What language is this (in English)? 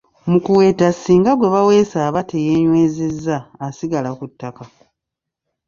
Ganda